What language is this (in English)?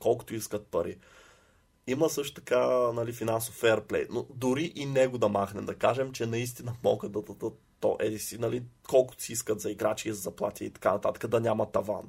Bulgarian